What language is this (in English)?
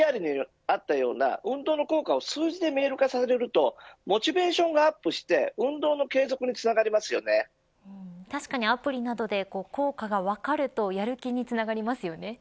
Japanese